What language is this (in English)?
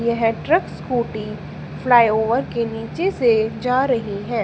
Hindi